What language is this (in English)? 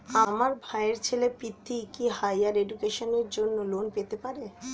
Bangla